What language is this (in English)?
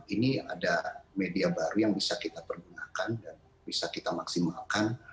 Indonesian